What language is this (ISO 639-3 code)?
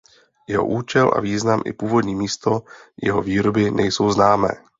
ces